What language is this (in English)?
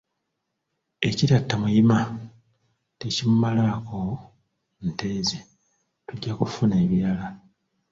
Ganda